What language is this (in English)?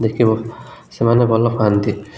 Odia